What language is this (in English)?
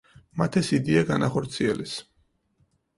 Georgian